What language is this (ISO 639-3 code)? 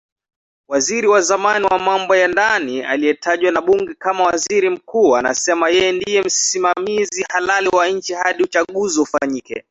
swa